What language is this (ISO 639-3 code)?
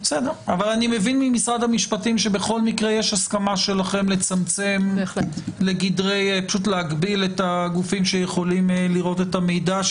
heb